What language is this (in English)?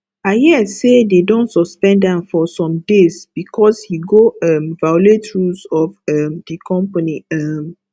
Nigerian Pidgin